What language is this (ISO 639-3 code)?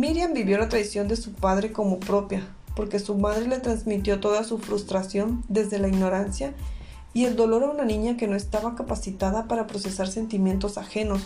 spa